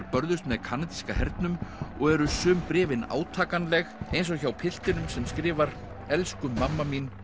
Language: Icelandic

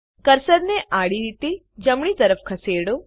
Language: Gujarati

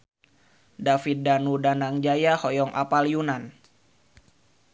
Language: Sundanese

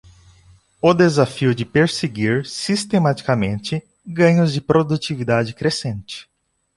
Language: Portuguese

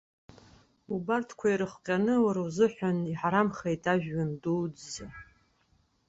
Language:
Abkhazian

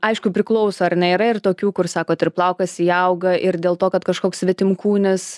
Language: Lithuanian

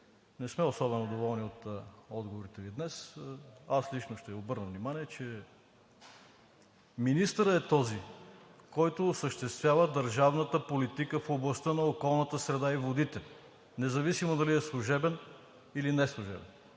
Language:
Bulgarian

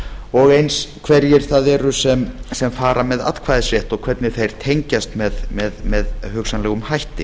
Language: Icelandic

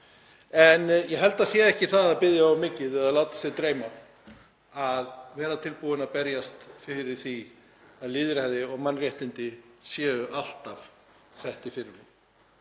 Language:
Icelandic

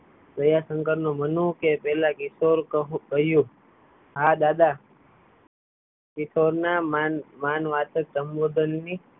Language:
Gujarati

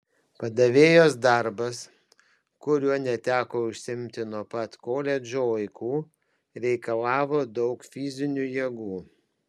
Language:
Lithuanian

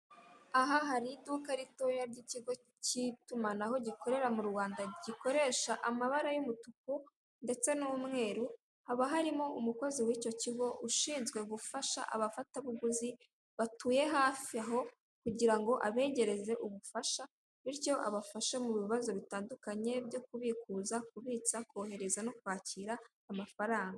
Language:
Kinyarwanda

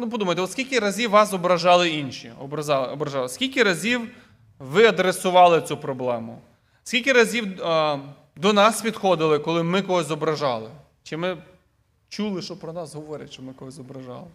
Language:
Ukrainian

